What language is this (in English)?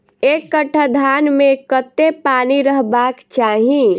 Maithili